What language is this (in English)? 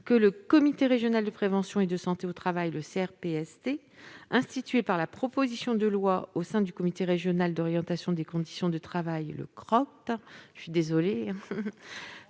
French